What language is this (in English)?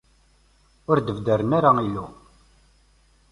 Kabyle